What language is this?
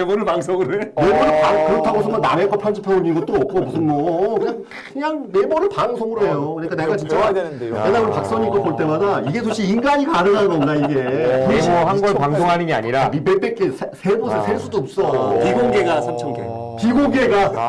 Korean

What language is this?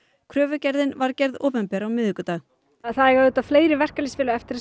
Icelandic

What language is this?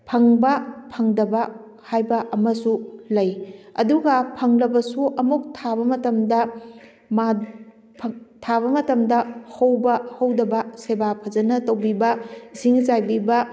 Manipuri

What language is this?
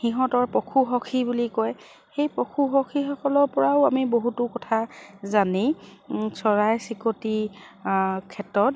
Assamese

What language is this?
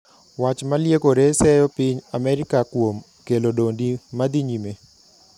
Luo (Kenya and Tanzania)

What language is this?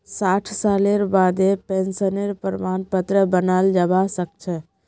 Magahi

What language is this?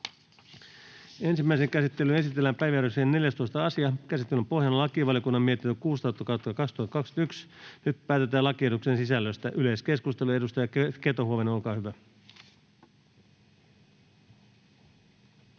Finnish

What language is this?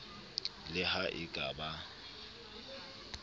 Southern Sotho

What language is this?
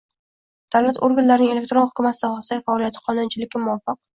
Uzbek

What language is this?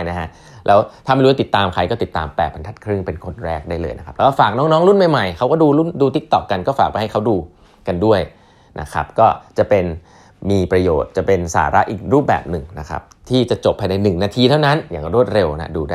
Thai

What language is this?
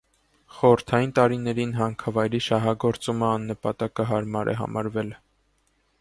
Armenian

